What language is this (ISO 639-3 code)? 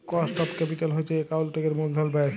ben